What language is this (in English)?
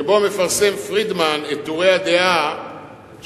Hebrew